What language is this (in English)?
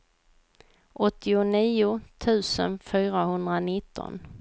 Swedish